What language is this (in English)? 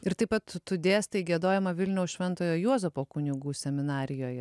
Lithuanian